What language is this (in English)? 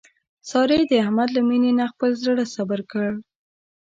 Pashto